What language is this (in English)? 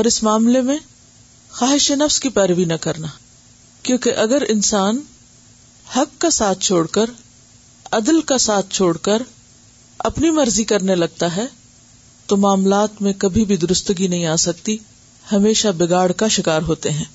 Urdu